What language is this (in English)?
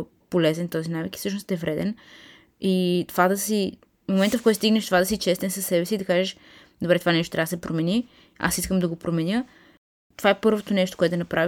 Bulgarian